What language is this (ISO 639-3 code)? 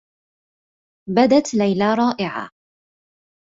ara